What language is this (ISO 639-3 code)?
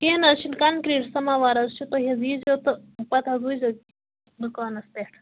kas